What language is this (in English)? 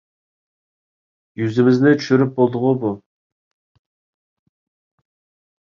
Uyghur